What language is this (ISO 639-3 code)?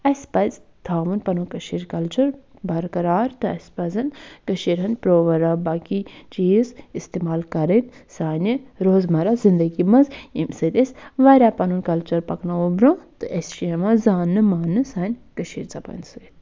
kas